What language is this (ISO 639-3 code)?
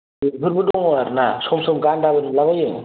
brx